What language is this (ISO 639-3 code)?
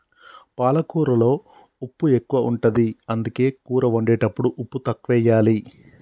tel